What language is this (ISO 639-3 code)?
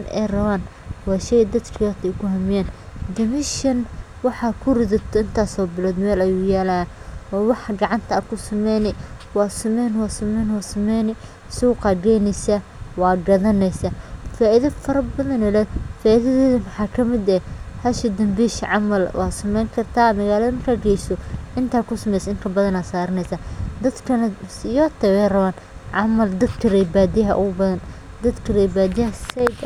som